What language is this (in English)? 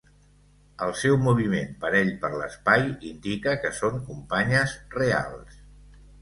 Catalan